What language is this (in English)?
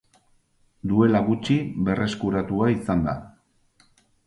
Basque